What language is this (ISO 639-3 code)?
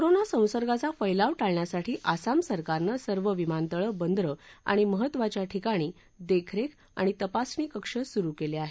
mar